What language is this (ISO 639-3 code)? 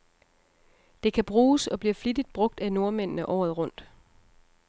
dan